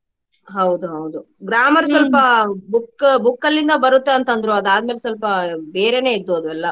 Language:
Kannada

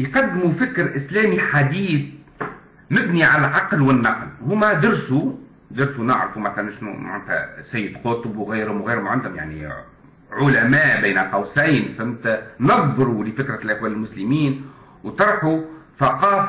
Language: Arabic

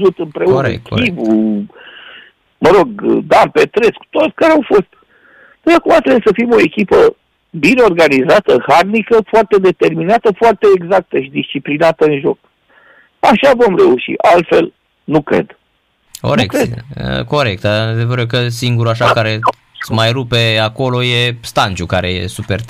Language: Romanian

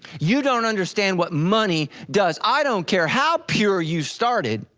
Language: English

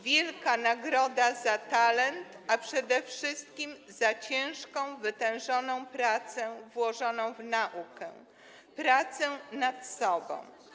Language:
Polish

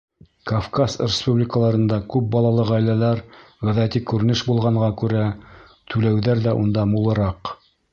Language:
Bashkir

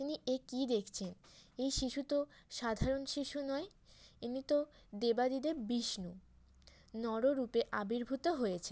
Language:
Bangla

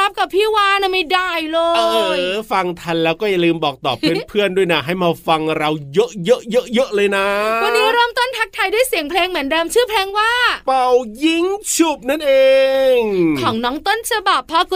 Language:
Thai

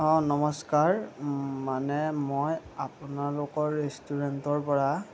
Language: Assamese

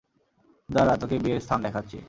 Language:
Bangla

